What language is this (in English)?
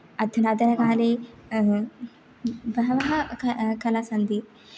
Sanskrit